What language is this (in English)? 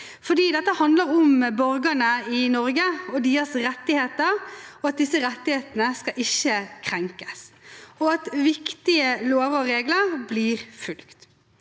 Norwegian